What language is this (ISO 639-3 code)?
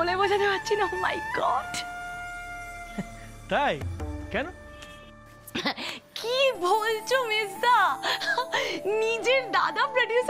hin